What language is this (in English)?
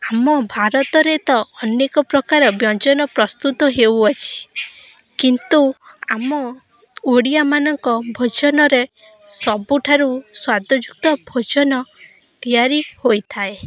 Odia